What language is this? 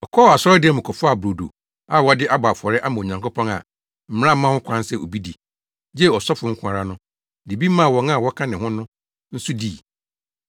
Akan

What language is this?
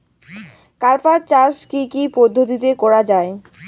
Bangla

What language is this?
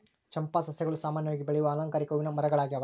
Kannada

